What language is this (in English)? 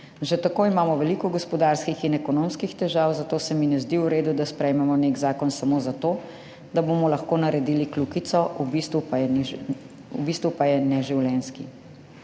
Slovenian